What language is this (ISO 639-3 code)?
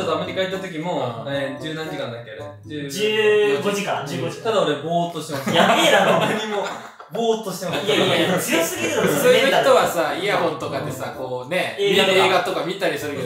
jpn